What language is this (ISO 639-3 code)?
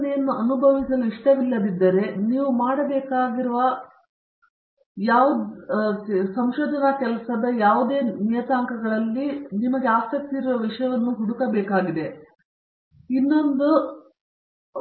kan